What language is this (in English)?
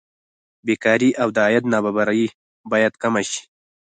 Pashto